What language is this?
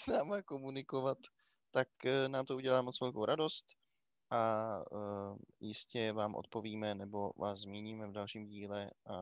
Czech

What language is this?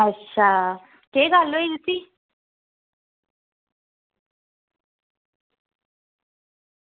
Dogri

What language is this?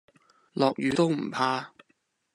Cantonese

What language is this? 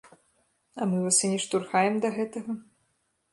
Belarusian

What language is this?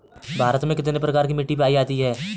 Hindi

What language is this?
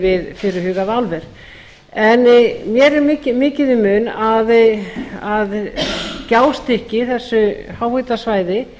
Icelandic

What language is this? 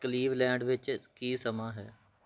Punjabi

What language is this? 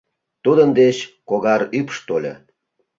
Mari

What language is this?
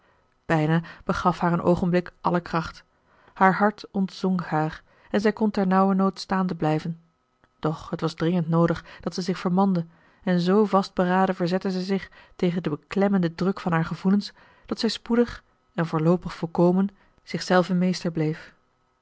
Dutch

